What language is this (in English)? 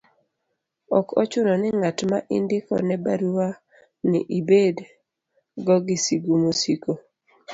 Luo (Kenya and Tanzania)